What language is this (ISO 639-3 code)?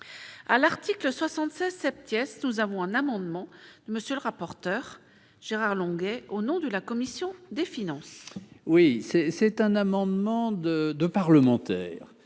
fra